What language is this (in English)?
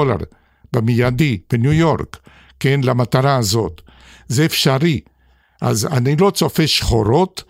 Hebrew